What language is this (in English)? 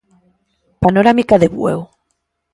Galician